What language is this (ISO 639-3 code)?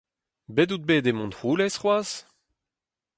bre